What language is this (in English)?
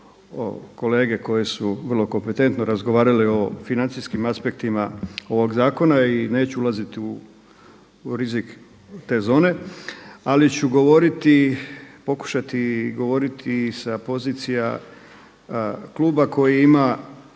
Croatian